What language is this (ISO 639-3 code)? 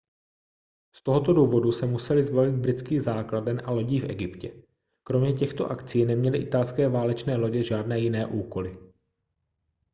ces